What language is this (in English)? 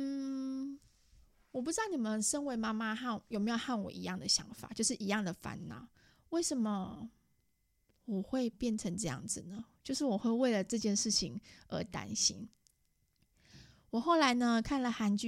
Chinese